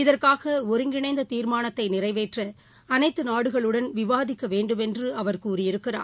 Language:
Tamil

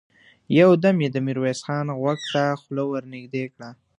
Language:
Pashto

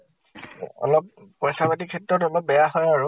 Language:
Assamese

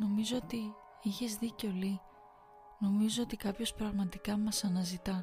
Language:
Greek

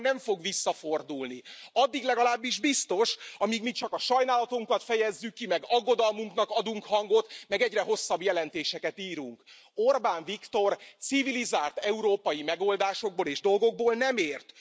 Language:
Hungarian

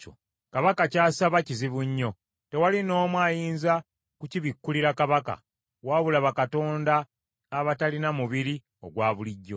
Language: Ganda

